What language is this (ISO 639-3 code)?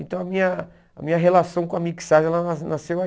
por